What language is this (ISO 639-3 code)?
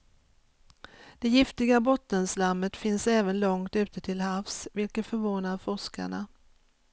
swe